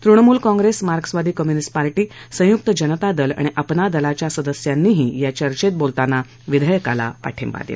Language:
Marathi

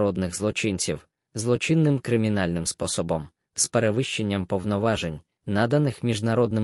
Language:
Ukrainian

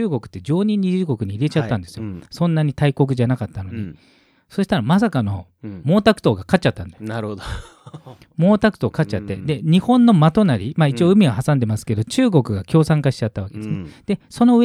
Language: Japanese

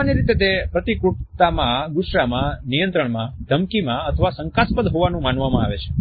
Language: Gujarati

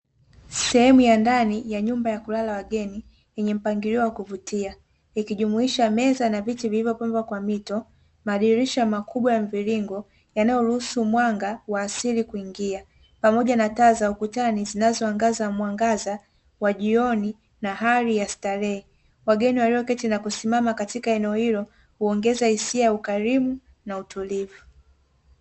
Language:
Swahili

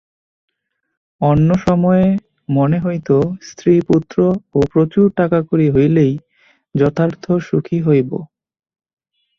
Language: Bangla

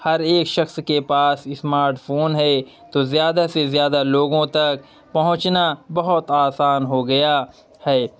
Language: Urdu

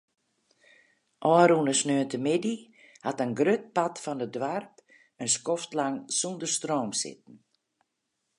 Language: Western Frisian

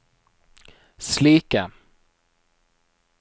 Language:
Norwegian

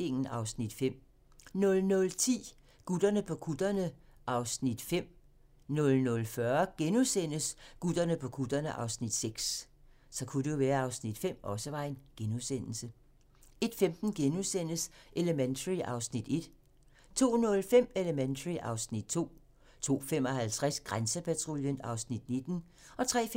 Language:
Danish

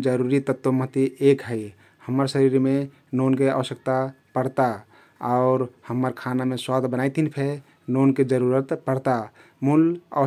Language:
Kathoriya Tharu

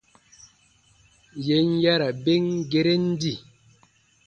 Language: Baatonum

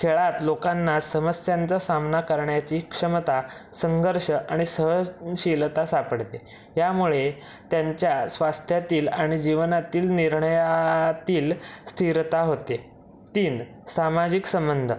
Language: Marathi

